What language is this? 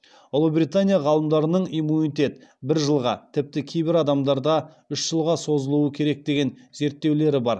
Kazakh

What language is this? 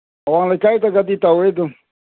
Manipuri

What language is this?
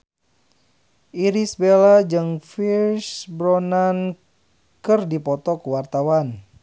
Sundanese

